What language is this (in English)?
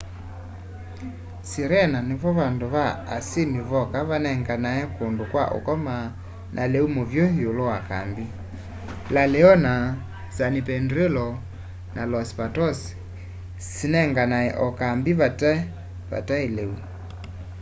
Kamba